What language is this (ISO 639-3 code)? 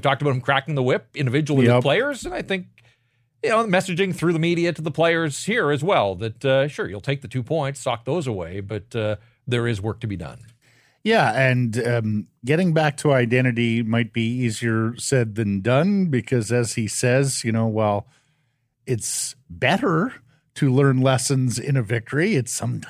eng